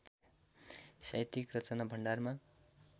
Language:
Nepali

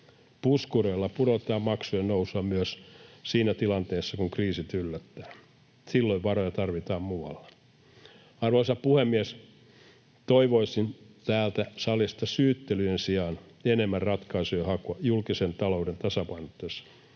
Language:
Finnish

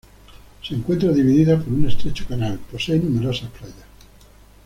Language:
Spanish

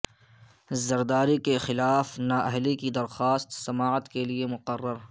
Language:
Urdu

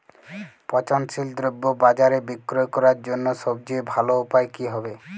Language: Bangla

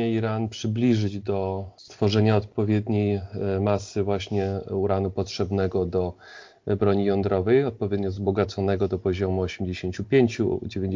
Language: Polish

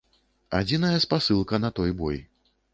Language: Belarusian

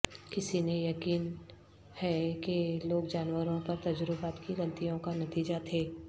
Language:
Urdu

